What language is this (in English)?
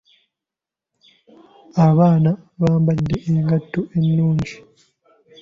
Ganda